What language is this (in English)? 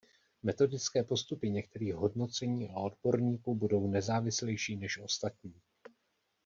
Czech